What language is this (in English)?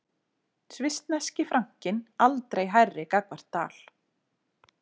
Icelandic